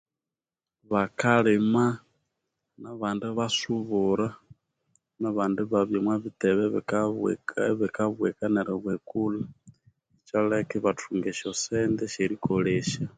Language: Konzo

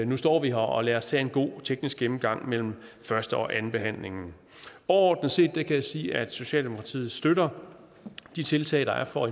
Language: Danish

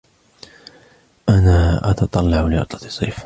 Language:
Arabic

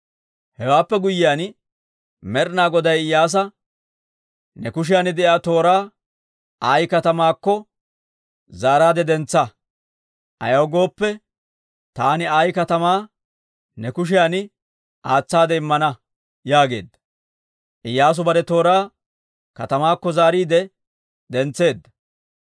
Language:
Dawro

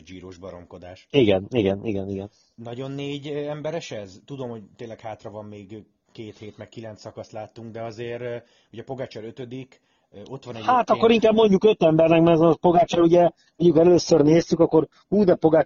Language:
Hungarian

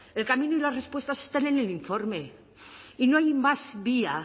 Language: Spanish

